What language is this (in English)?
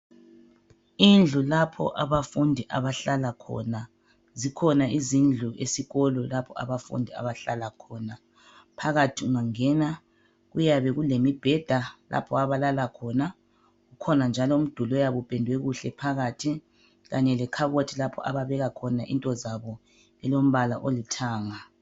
North Ndebele